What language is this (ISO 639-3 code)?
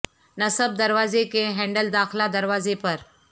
urd